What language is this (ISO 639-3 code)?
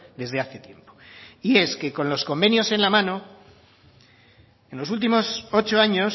spa